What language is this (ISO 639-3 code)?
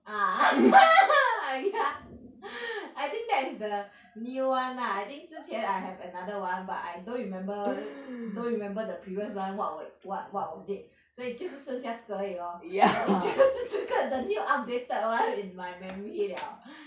eng